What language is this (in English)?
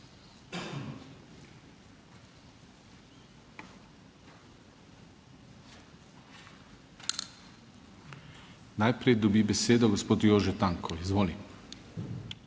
Slovenian